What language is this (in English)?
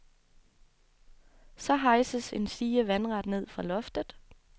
Danish